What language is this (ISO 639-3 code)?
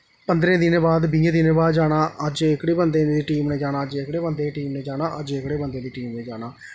doi